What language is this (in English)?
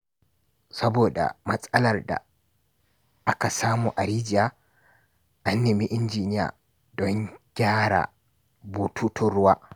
Hausa